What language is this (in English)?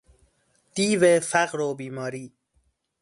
Persian